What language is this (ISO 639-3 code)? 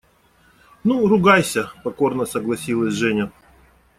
rus